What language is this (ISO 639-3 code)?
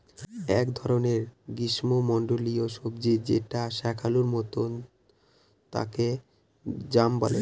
ben